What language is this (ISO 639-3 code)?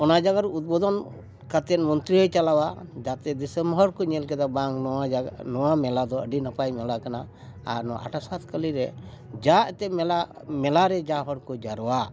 sat